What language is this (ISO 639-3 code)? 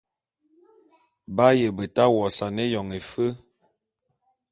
bum